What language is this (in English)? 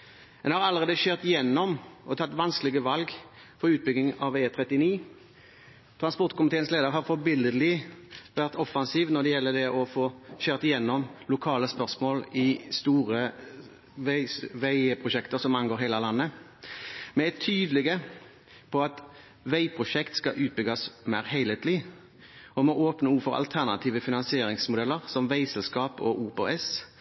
Norwegian Bokmål